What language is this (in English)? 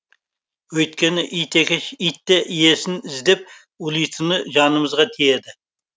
Kazakh